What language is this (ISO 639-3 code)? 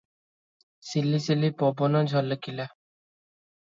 ori